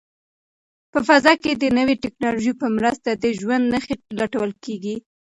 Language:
Pashto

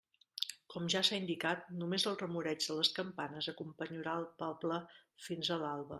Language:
Catalan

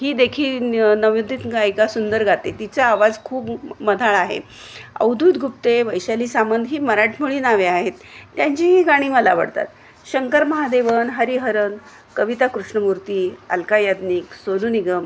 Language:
Marathi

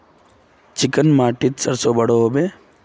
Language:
Magahi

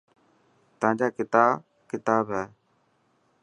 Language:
Dhatki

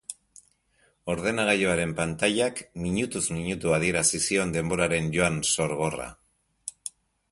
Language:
Basque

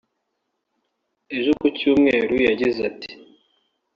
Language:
Kinyarwanda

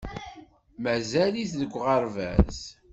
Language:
Kabyle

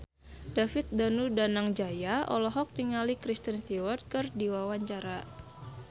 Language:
Sundanese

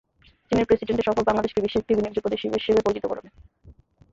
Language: Bangla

